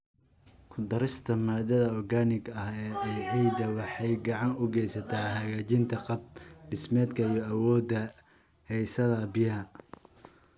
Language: Somali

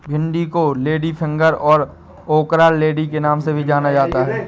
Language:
Hindi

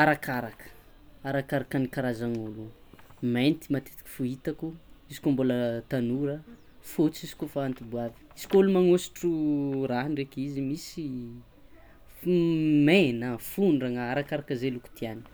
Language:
Tsimihety Malagasy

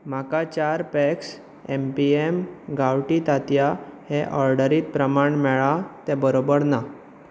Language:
Konkani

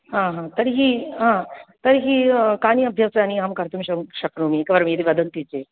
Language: Sanskrit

